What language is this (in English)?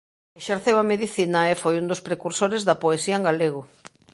Galician